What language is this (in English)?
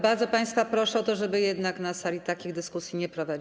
Polish